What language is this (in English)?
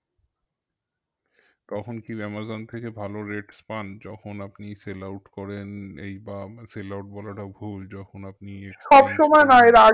Bangla